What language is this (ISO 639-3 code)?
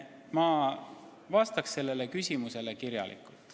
est